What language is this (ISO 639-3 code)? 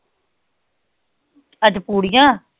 pan